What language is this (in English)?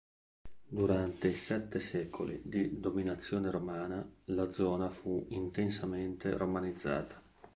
Italian